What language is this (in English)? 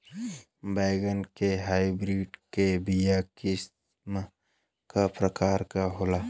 Bhojpuri